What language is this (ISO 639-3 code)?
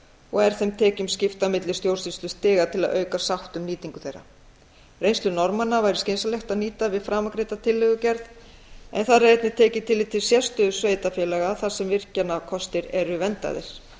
isl